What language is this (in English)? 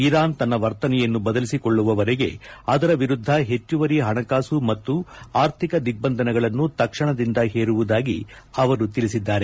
Kannada